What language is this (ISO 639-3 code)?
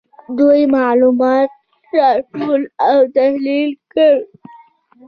pus